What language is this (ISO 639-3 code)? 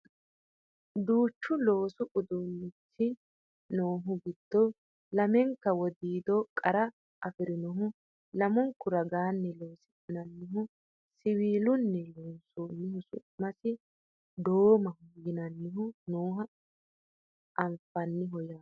sid